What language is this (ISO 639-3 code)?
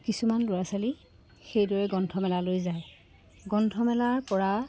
asm